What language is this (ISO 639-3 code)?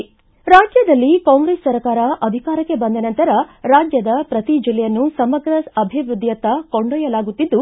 kan